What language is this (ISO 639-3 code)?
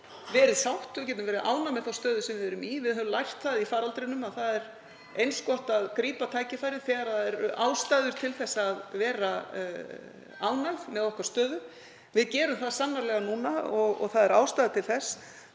isl